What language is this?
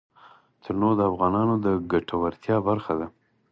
Pashto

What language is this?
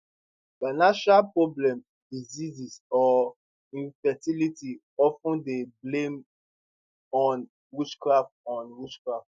Nigerian Pidgin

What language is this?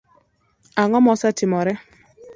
Luo (Kenya and Tanzania)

